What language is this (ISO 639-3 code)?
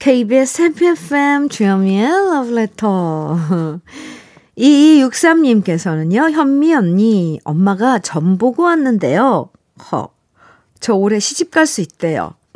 kor